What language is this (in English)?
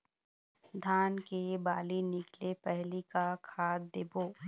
Chhattisgarhi